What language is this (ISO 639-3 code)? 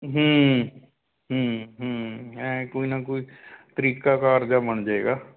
pan